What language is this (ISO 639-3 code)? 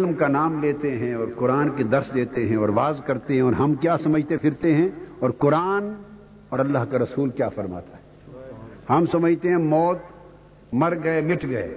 urd